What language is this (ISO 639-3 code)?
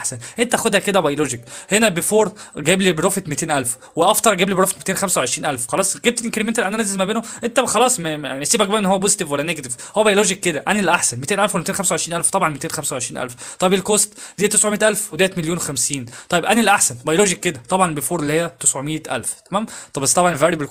ara